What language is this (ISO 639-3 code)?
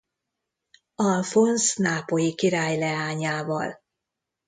hun